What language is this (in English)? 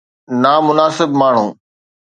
Sindhi